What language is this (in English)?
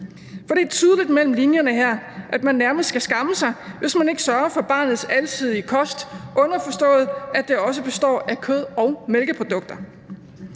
Danish